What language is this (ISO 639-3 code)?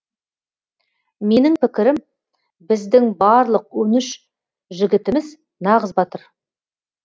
kaz